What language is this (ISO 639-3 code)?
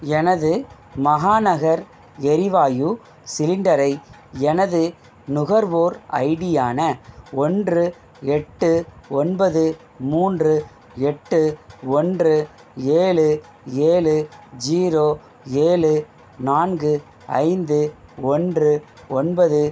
tam